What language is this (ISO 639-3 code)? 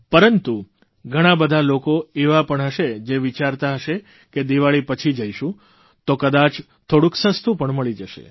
guj